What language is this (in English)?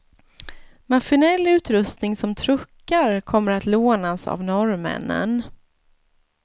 Swedish